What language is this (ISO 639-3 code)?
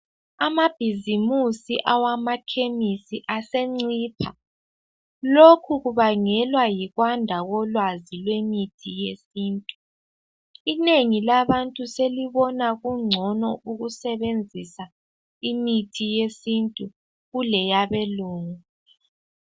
nde